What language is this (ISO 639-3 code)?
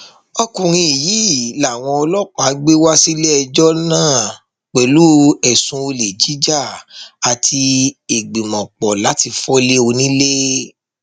yor